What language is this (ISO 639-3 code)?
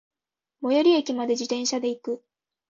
jpn